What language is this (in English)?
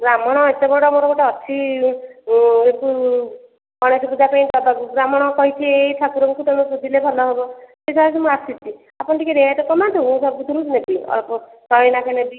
Odia